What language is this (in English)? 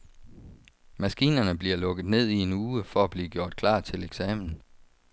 Danish